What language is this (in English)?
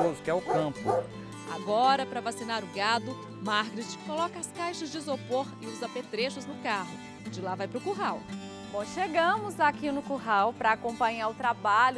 Portuguese